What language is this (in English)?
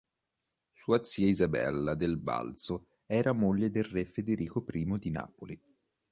Italian